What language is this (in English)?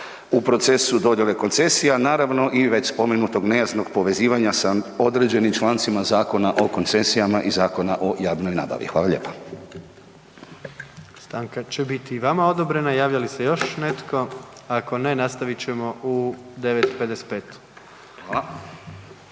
Croatian